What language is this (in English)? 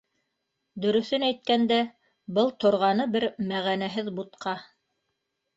Bashkir